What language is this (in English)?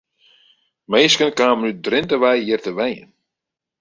Western Frisian